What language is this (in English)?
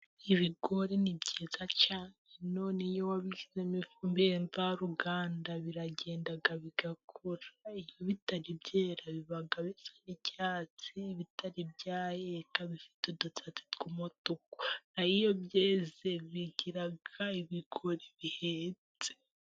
Kinyarwanda